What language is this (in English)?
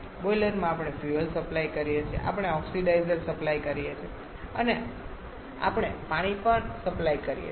Gujarati